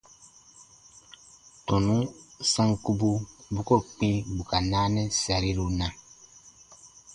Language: Baatonum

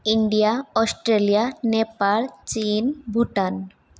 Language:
Sanskrit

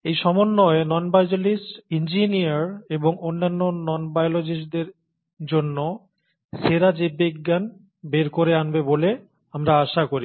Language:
Bangla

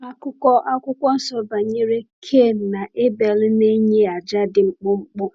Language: Igbo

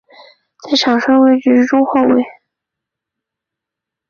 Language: Chinese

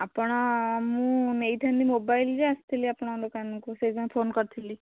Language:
Odia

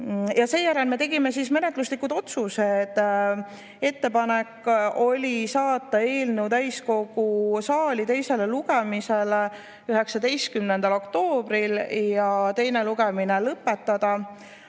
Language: Estonian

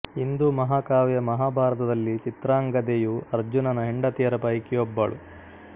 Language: Kannada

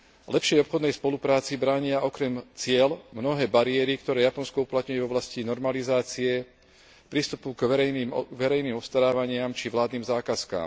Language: Slovak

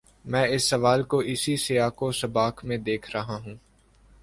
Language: Urdu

